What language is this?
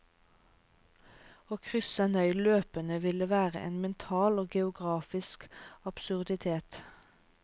Norwegian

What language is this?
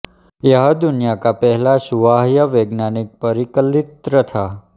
Hindi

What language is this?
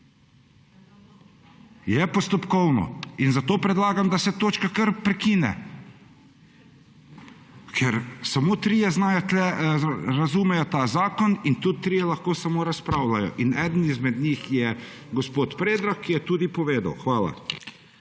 Slovenian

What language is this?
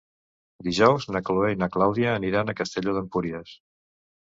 Catalan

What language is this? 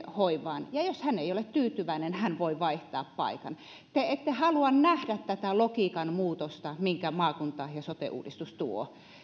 Finnish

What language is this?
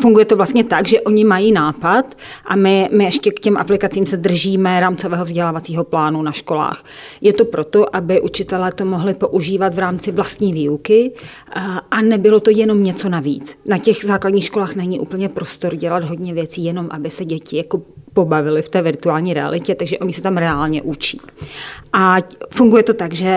Czech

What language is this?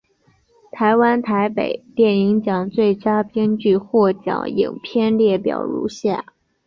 Chinese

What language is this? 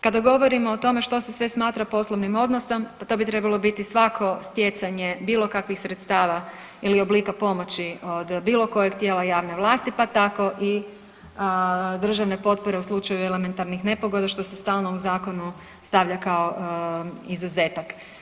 Croatian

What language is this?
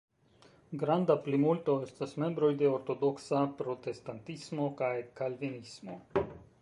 Esperanto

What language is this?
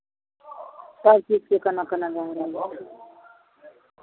Maithili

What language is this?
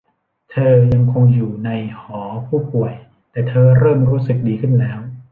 Thai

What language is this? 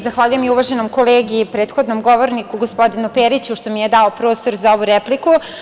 Serbian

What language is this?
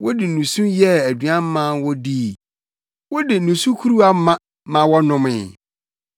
Akan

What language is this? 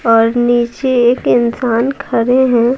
Hindi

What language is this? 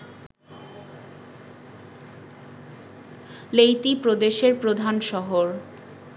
Bangla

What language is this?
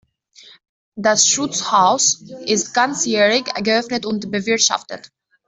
German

